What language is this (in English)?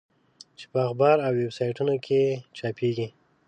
Pashto